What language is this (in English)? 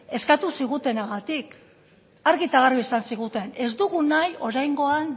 Basque